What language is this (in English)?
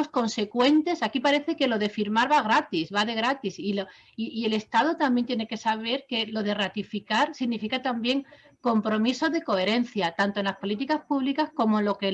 Spanish